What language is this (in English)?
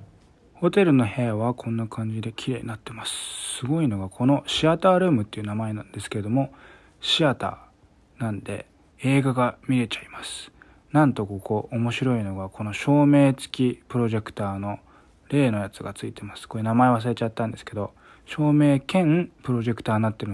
Japanese